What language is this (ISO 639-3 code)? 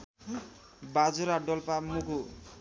nep